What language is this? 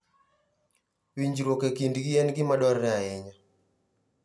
Luo (Kenya and Tanzania)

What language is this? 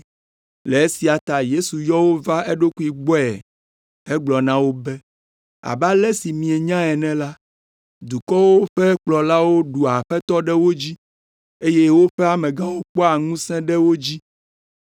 Ewe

